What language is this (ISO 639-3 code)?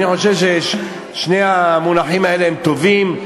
heb